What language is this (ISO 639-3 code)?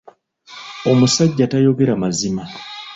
lug